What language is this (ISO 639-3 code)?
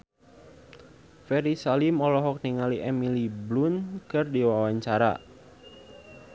sun